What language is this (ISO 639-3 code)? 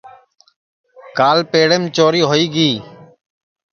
ssi